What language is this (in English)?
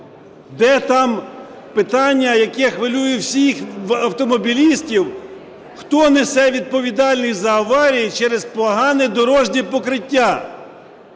Ukrainian